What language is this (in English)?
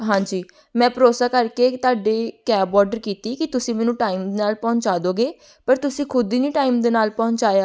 Punjabi